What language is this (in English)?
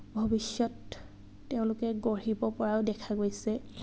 Assamese